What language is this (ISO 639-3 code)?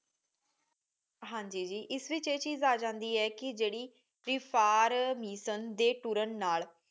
pan